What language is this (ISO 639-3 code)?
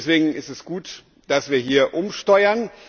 deu